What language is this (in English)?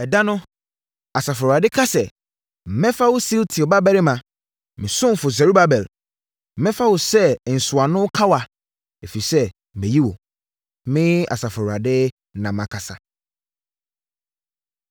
Akan